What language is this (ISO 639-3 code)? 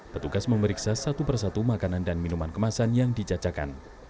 ind